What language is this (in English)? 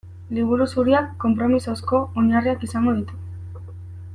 Basque